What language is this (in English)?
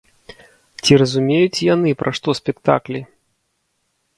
Belarusian